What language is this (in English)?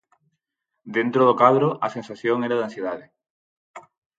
Galician